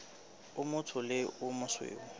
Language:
Southern Sotho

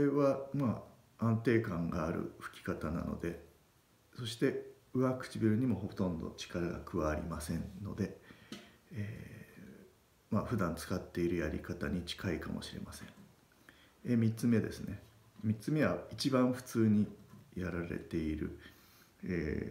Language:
Japanese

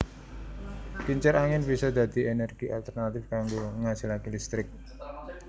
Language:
Javanese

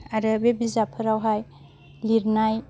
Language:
Bodo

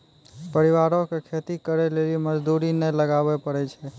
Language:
Maithili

